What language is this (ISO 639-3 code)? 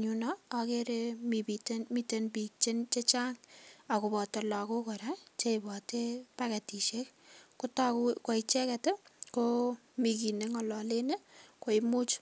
kln